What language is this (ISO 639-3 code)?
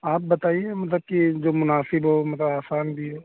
urd